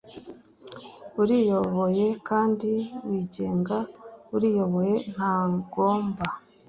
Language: Kinyarwanda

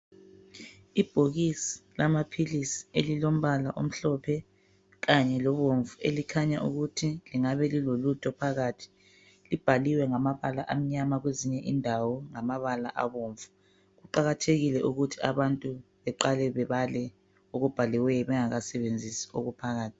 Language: North Ndebele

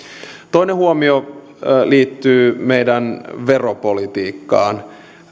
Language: Finnish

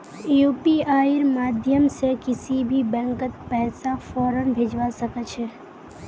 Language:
Magahi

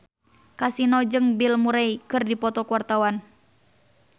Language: Sundanese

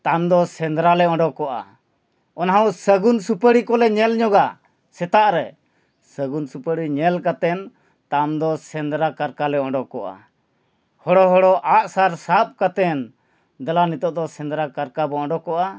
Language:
Santali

